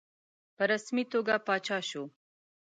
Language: Pashto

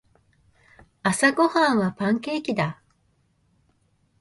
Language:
Japanese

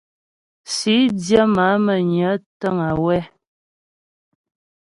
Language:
Ghomala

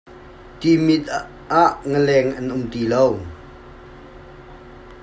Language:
Hakha Chin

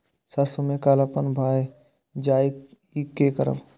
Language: Maithili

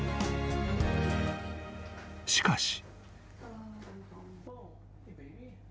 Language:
Japanese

